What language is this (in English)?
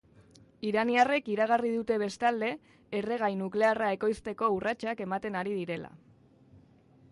Basque